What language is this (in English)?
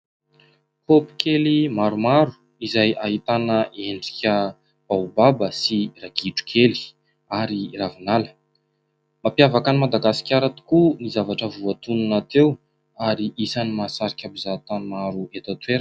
Malagasy